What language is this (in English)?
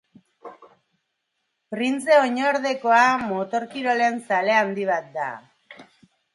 Basque